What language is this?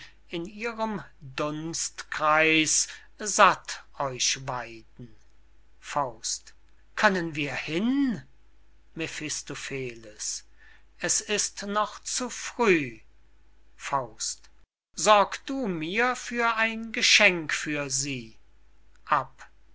German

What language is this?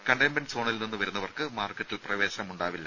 Malayalam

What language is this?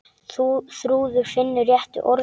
Icelandic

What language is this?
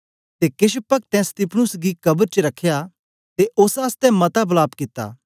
Dogri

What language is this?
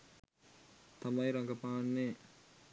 Sinhala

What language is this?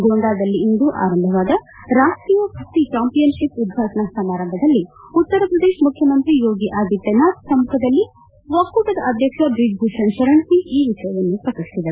Kannada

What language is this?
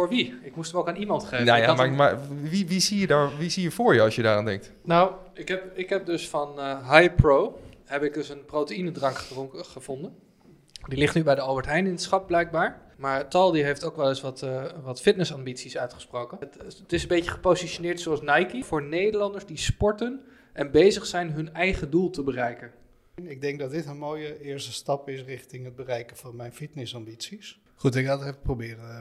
Dutch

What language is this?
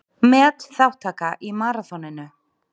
Icelandic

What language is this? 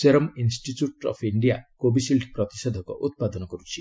Odia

